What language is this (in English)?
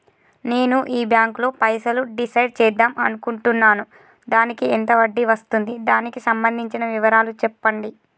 Telugu